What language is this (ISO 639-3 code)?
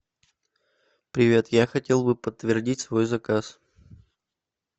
rus